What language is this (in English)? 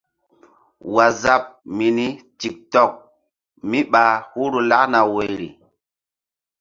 Mbum